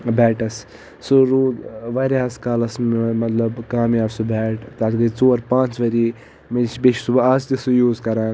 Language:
Kashmiri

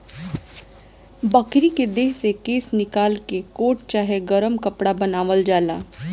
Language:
Bhojpuri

